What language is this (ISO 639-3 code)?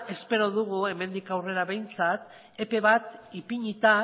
eus